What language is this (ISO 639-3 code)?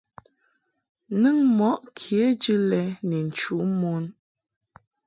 mhk